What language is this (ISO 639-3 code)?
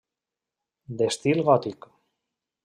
cat